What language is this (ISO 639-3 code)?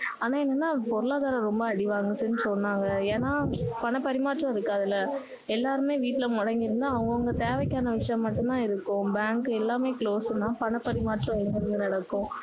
tam